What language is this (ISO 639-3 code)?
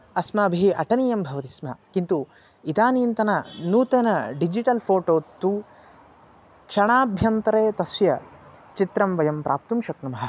san